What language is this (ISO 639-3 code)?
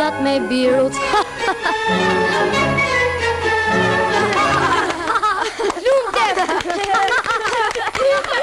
ron